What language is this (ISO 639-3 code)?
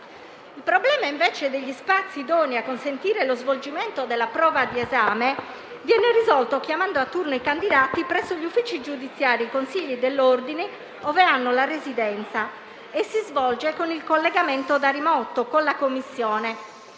ita